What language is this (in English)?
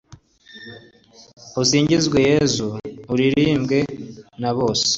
Kinyarwanda